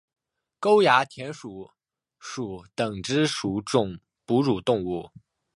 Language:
Chinese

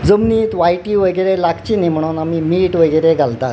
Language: Konkani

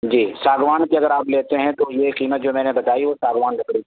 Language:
Urdu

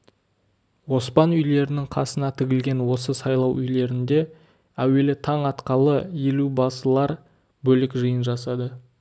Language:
Kazakh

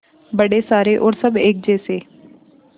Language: Hindi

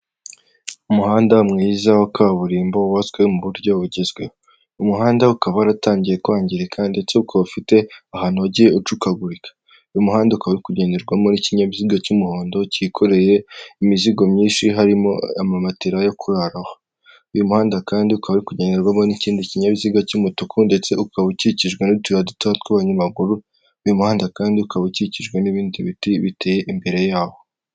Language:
Kinyarwanda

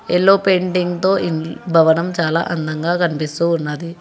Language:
Telugu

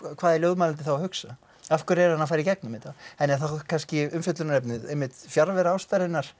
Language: Icelandic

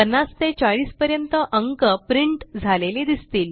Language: Marathi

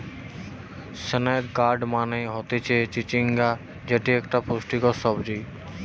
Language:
Bangla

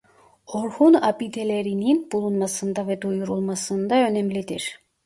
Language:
Turkish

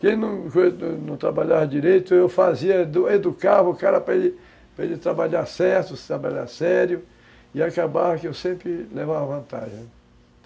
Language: Portuguese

